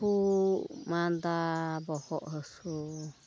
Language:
Santali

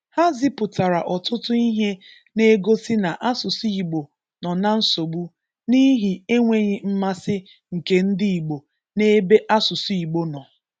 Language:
Igbo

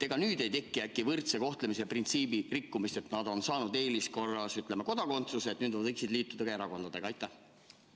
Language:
Estonian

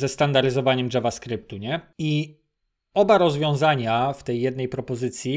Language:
Polish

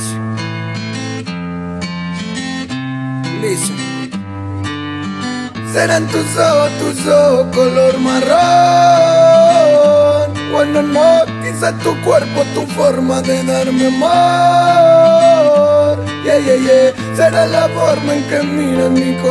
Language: Romanian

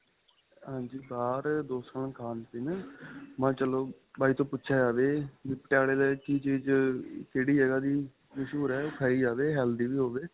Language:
Punjabi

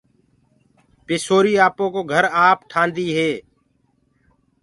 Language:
Gurgula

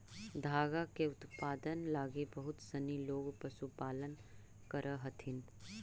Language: Magahi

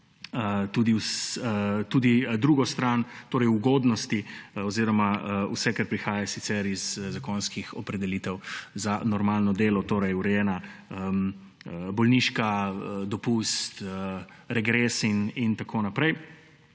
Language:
Slovenian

